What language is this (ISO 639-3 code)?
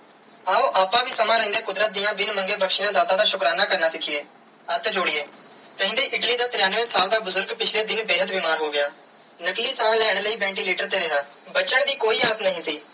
pan